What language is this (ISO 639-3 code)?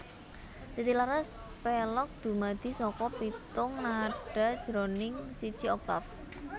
jav